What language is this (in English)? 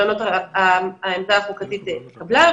Hebrew